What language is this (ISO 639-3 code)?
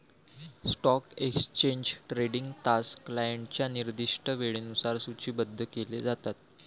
mar